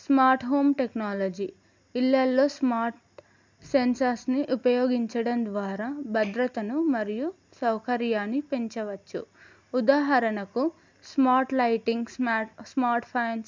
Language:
Telugu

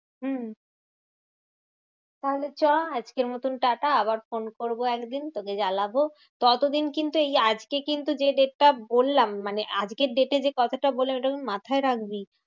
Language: Bangla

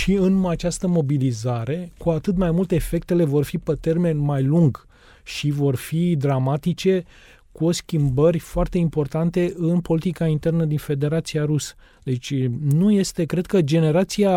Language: Romanian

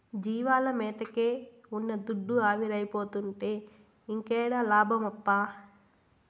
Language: Telugu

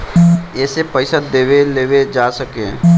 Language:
Bhojpuri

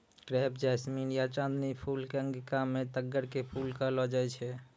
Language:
Maithili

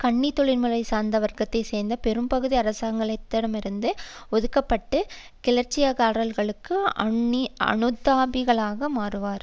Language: Tamil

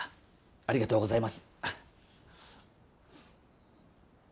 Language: Japanese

